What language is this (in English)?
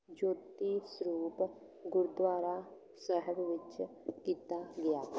Punjabi